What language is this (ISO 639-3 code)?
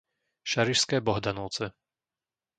slk